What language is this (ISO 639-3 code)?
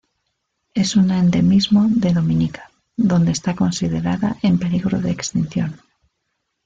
spa